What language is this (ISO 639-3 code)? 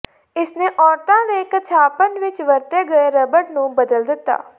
pan